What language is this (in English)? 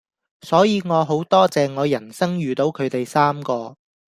Cantonese